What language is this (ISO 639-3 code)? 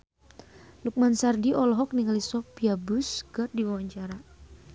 sun